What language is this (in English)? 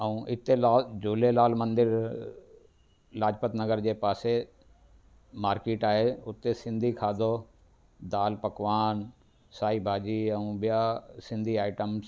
Sindhi